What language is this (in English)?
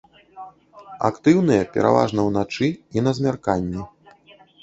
Belarusian